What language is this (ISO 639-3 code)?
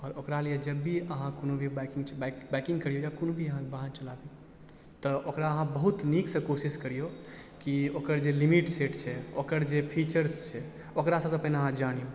mai